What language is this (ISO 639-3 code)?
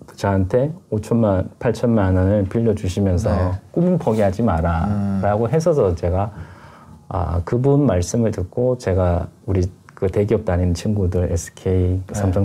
kor